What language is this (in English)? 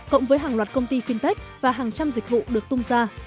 Vietnamese